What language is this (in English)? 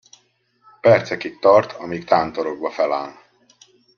Hungarian